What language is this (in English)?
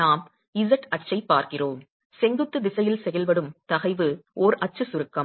Tamil